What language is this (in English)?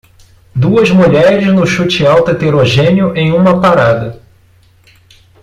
Portuguese